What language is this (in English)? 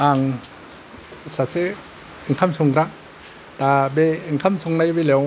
Bodo